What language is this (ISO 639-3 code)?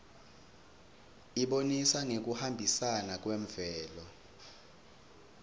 ssw